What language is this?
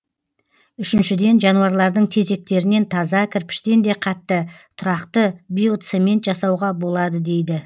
Kazakh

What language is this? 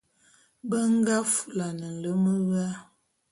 Bulu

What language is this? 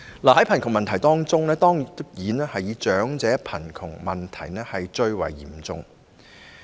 Cantonese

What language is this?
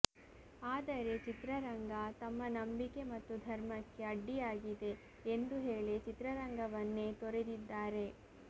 Kannada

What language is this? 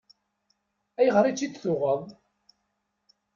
Kabyle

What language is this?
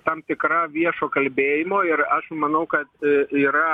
Lithuanian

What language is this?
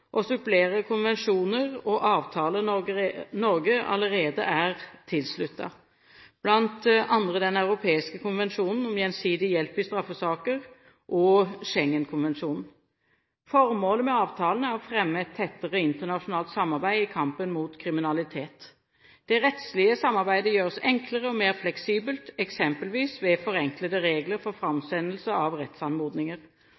Norwegian Bokmål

